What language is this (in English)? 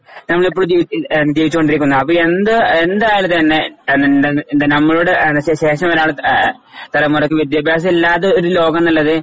Malayalam